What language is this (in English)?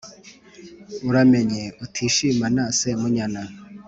Kinyarwanda